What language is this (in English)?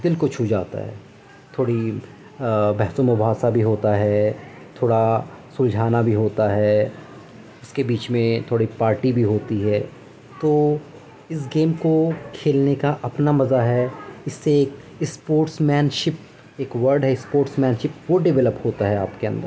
Urdu